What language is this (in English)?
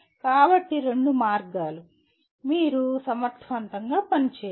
Telugu